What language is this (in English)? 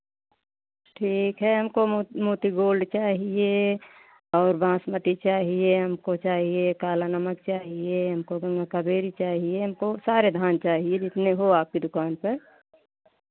Hindi